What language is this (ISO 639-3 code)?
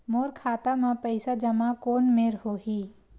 hne